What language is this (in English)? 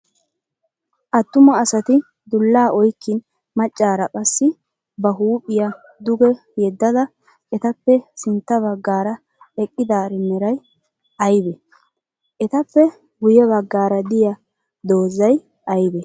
Wolaytta